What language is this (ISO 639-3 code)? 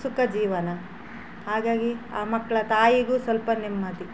kan